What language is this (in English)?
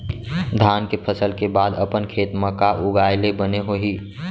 Chhattisgarhi